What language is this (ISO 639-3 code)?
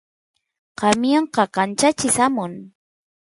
qus